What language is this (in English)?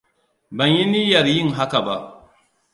Hausa